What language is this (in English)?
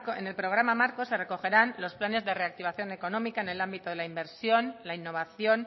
Spanish